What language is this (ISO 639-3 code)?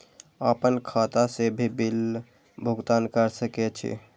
mai